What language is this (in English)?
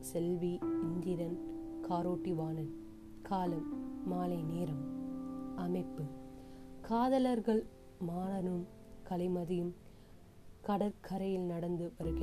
Tamil